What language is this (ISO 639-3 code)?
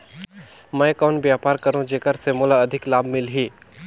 hne